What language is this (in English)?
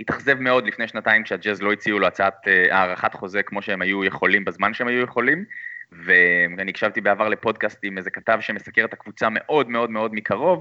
Hebrew